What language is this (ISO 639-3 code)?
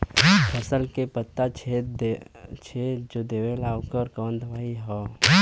bho